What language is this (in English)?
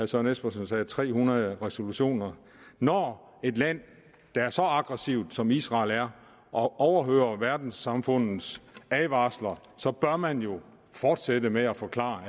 Danish